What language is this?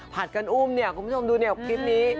Thai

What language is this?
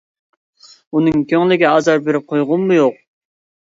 Uyghur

